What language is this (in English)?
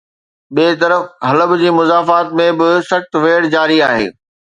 Sindhi